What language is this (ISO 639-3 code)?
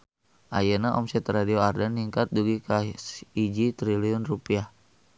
sun